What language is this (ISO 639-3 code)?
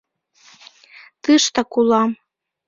chm